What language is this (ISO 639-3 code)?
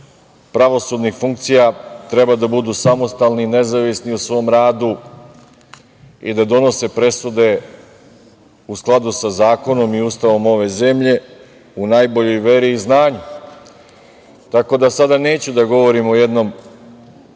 srp